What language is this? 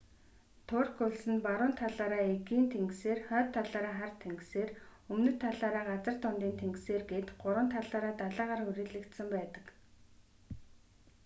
Mongolian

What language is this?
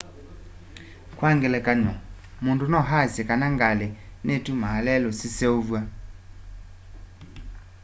Kamba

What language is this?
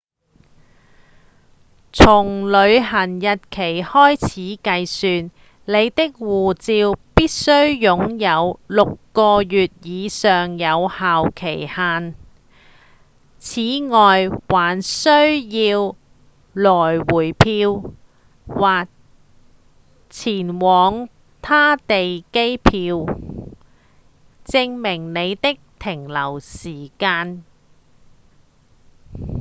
Cantonese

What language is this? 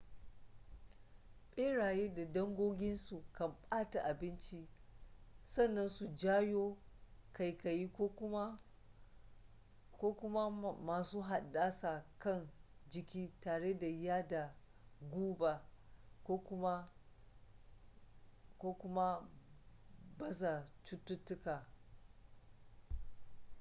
Hausa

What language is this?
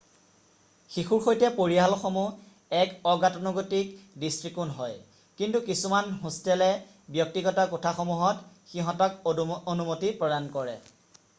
Assamese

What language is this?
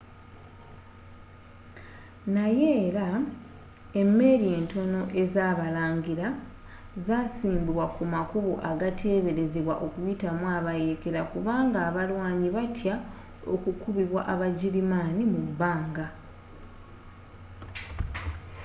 Ganda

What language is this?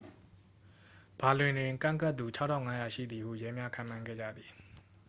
Burmese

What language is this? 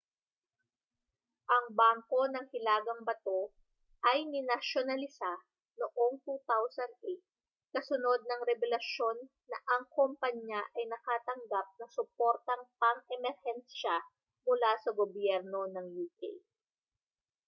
Filipino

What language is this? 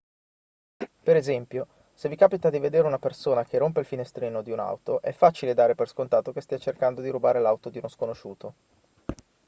Italian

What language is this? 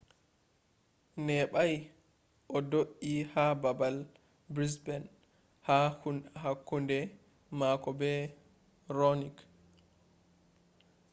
Fula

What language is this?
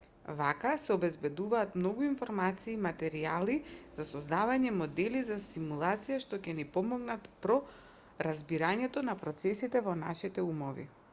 Macedonian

